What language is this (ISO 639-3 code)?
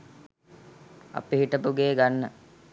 sin